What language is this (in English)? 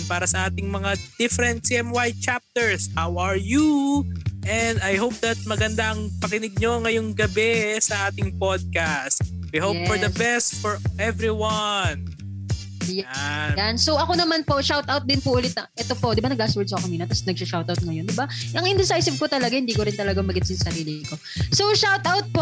Filipino